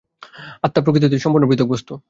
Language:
Bangla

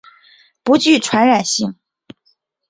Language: Chinese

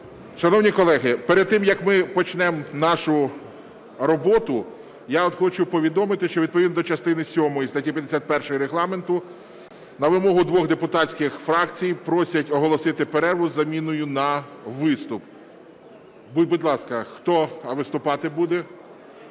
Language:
Ukrainian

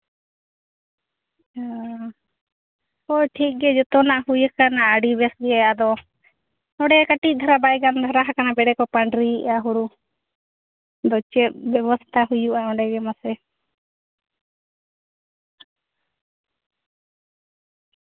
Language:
Santali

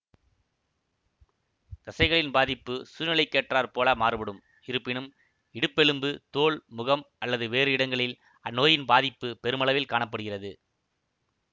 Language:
Tamil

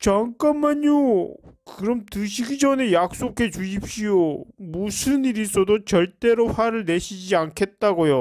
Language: Korean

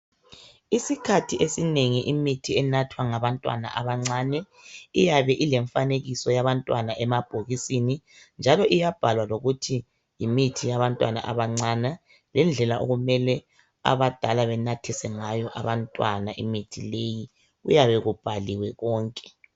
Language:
North Ndebele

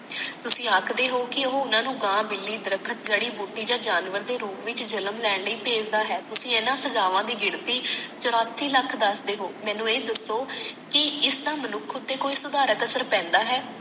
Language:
Punjabi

